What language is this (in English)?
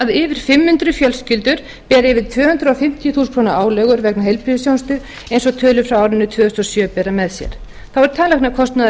Icelandic